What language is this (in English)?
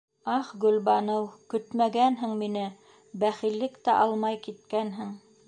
Bashkir